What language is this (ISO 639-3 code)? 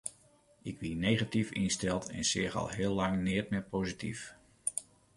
fry